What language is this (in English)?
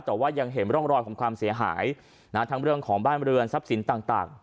Thai